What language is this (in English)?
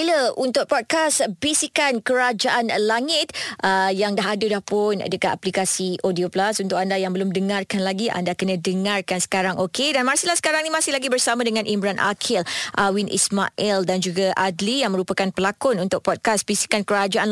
Malay